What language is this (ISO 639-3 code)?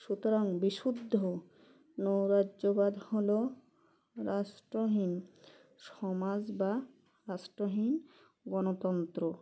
ben